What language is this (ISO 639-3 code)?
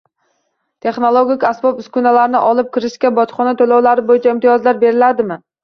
uzb